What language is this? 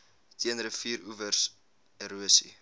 Afrikaans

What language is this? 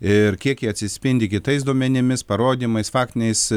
Lithuanian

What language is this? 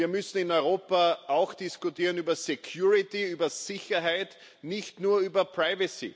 German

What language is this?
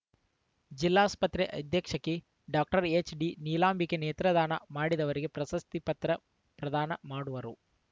Kannada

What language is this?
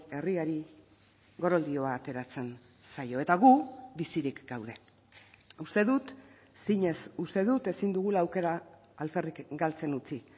Basque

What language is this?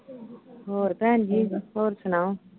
Punjabi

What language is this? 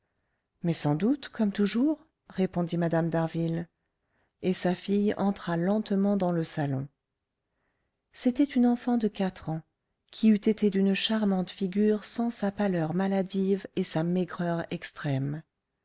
French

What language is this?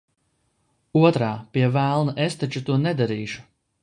Latvian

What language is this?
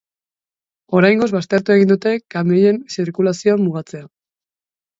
Basque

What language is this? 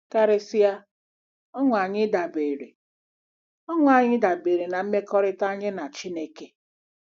Igbo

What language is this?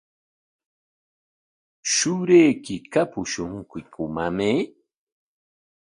Corongo Ancash Quechua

